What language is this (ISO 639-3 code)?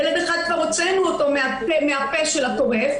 heb